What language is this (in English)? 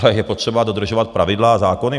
Czech